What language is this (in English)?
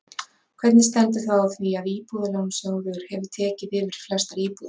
Icelandic